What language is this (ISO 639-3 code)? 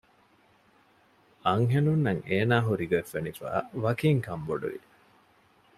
div